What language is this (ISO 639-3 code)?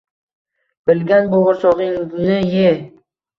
uzb